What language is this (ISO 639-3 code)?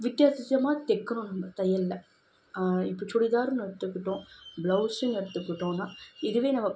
tam